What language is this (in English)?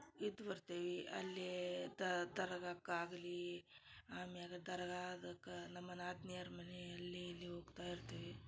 Kannada